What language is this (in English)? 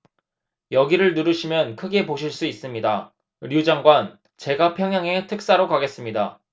Korean